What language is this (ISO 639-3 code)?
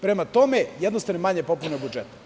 srp